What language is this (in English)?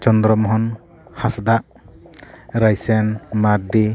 Santali